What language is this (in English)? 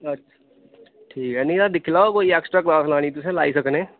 Dogri